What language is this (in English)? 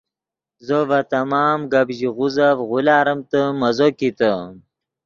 Yidgha